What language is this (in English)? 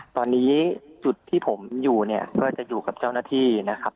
Thai